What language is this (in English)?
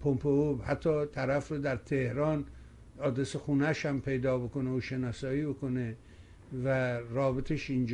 Persian